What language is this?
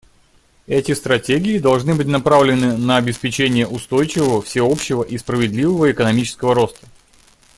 Russian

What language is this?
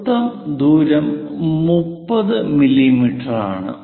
Malayalam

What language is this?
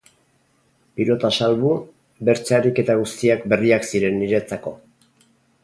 Basque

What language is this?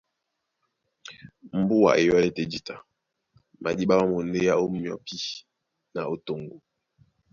Duala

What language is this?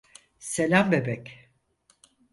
Turkish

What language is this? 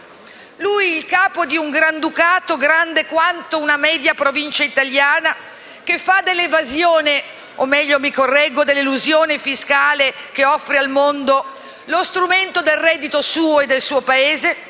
Italian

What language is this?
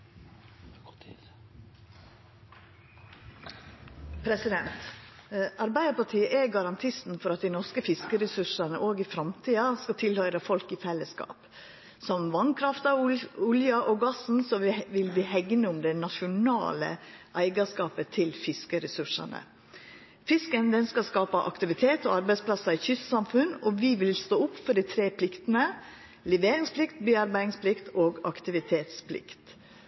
Norwegian Nynorsk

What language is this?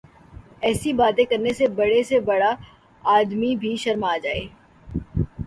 Urdu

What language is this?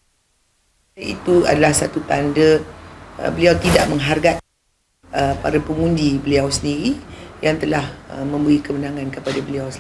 Malay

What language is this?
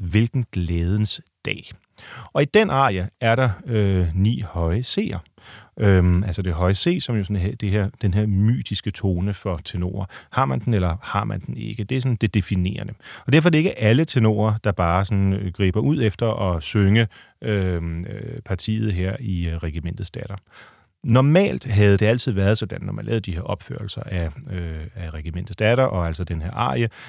Danish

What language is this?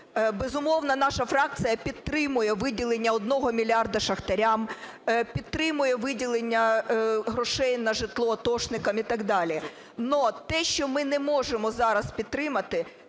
Ukrainian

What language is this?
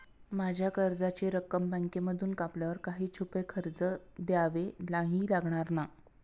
Marathi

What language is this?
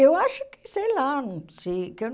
Portuguese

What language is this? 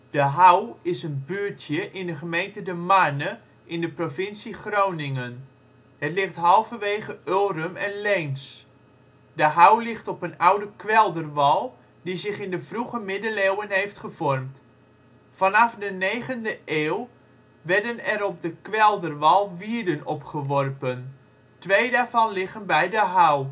Dutch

